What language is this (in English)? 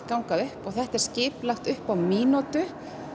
Icelandic